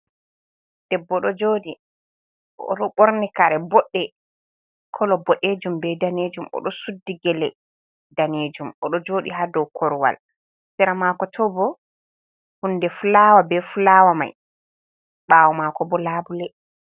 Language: Fula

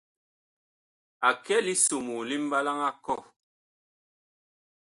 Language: Bakoko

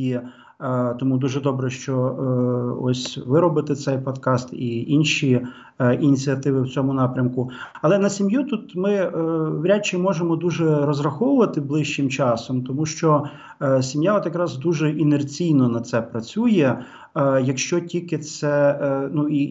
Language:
Ukrainian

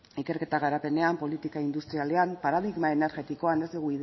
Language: Basque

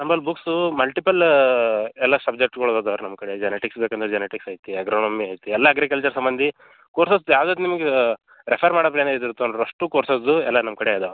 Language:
Kannada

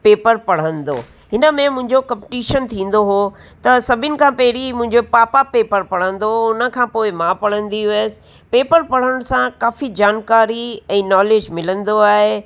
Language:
Sindhi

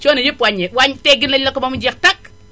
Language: Wolof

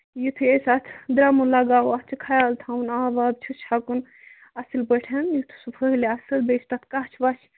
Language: Kashmiri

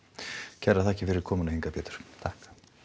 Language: Icelandic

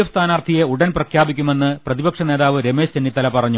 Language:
Malayalam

